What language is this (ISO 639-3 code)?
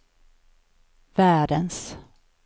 swe